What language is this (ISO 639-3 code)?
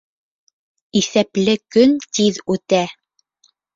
bak